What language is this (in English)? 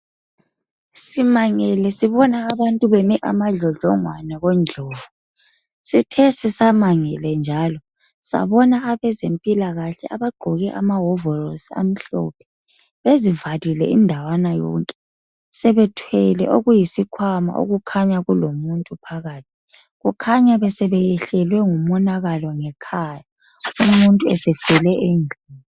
North Ndebele